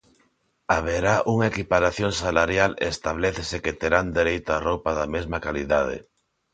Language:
Galician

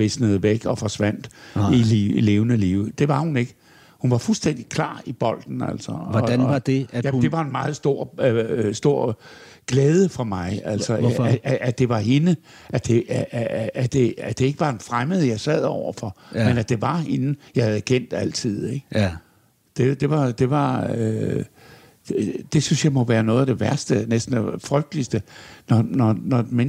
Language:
Danish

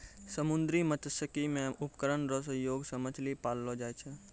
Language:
Maithili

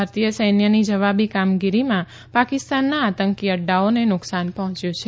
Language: Gujarati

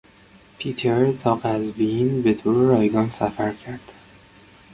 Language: Persian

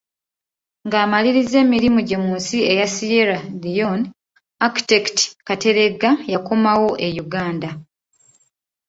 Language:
Ganda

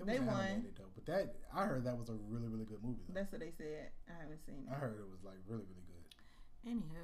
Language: English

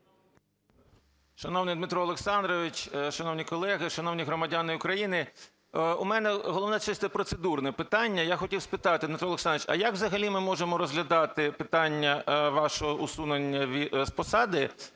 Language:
Ukrainian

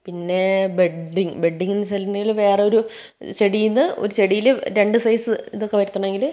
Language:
Malayalam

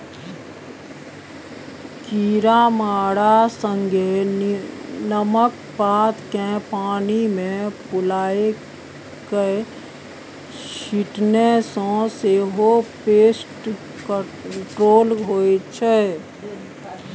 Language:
Maithili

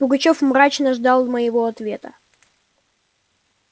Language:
Russian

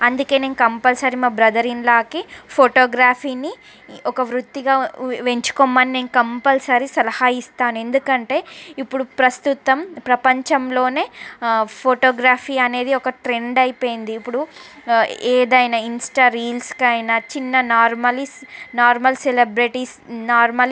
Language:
Telugu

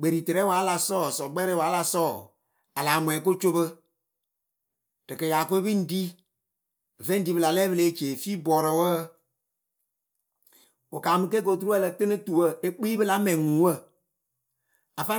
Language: Akebu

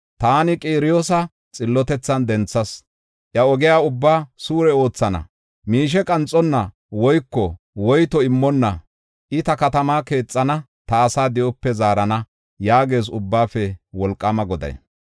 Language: Gofa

